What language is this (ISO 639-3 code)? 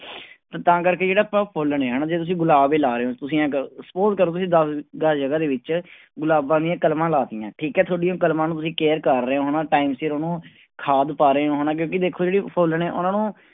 pan